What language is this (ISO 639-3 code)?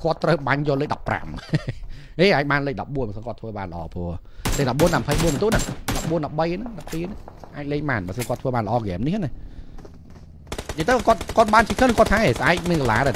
tha